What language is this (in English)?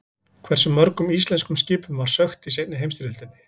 Icelandic